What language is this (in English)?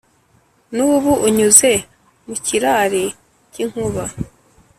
Kinyarwanda